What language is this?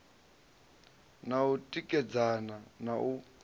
Venda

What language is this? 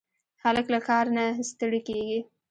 Pashto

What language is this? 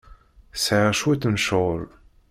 Kabyle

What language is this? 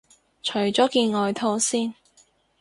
Cantonese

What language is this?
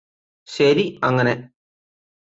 Malayalam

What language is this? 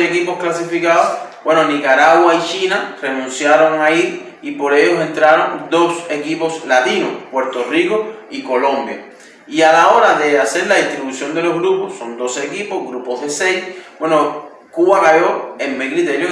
Spanish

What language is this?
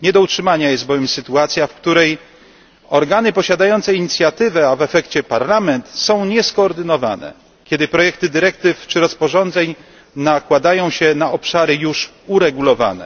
Polish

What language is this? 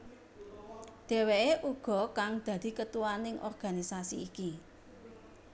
Javanese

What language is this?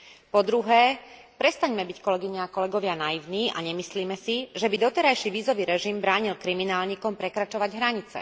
Slovak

